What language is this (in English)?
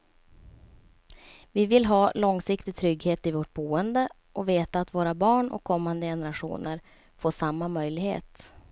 Swedish